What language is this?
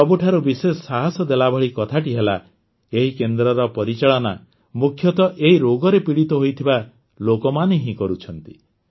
Odia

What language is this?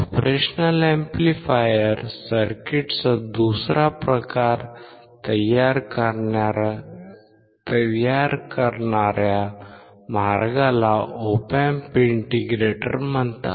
Marathi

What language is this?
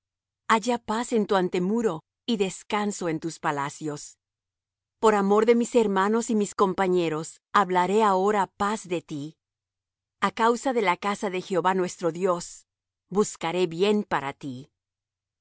Spanish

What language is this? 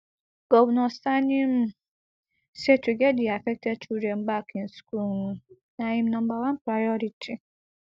Nigerian Pidgin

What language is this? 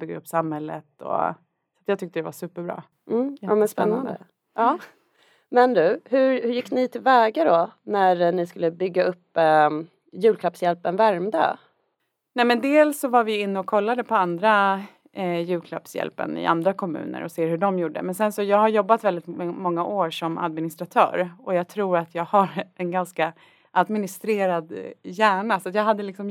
Swedish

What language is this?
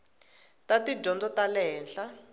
Tsonga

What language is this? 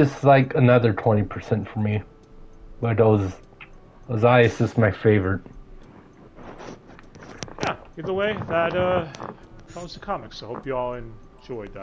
English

